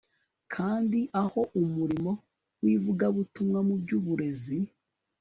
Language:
Kinyarwanda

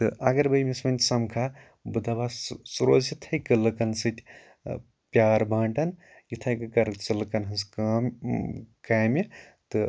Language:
Kashmiri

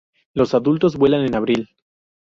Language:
Spanish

